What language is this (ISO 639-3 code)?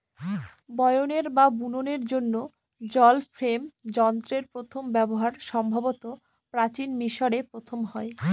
ben